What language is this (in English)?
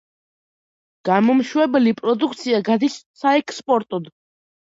Georgian